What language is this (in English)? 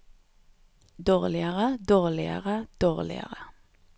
Norwegian